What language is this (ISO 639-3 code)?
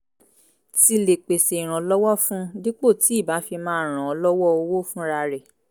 yor